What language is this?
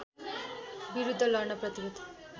Nepali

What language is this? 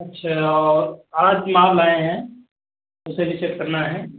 Hindi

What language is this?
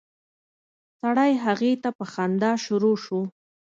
Pashto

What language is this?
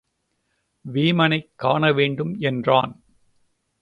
Tamil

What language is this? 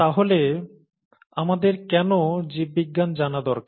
Bangla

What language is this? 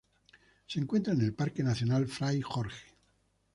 Spanish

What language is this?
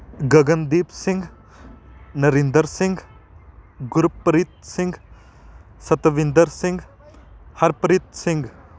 Punjabi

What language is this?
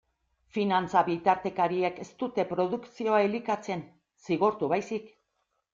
Basque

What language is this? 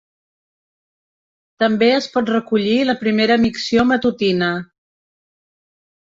Catalan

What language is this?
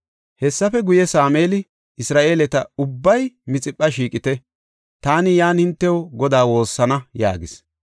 Gofa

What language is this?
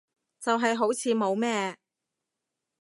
Cantonese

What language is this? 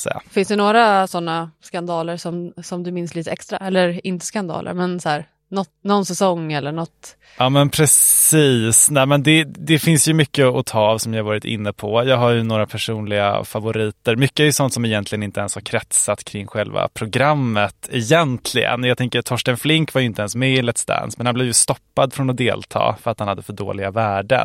Swedish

